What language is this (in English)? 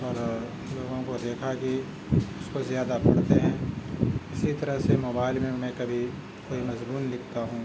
Urdu